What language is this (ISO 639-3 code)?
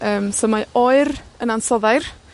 cym